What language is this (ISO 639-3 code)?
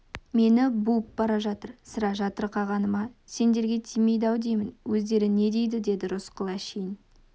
kaz